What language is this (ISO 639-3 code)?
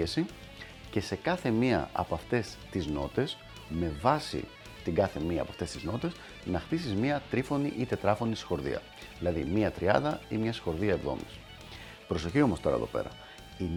ell